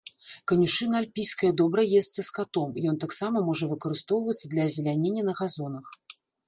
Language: Belarusian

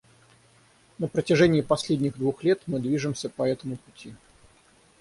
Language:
Russian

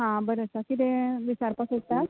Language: Konkani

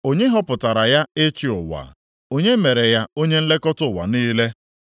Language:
Igbo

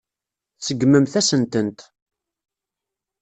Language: Kabyle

